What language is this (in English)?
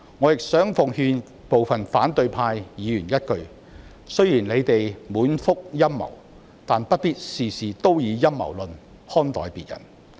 Cantonese